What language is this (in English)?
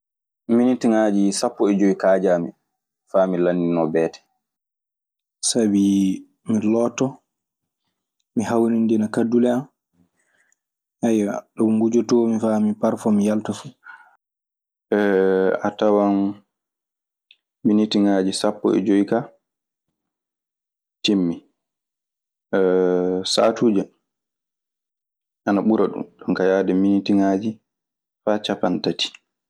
Maasina Fulfulde